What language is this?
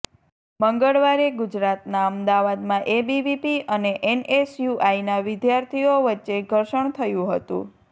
Gujarati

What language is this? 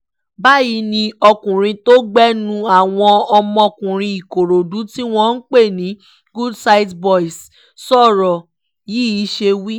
Yoruba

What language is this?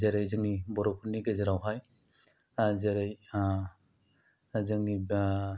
Bodo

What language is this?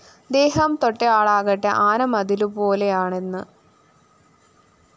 Malayalam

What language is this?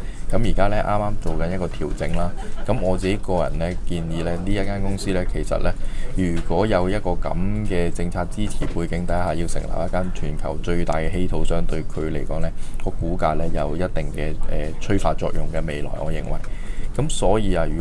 Chinese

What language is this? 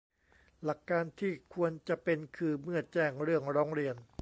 Thai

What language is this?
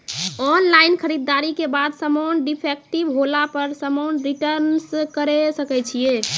Maithili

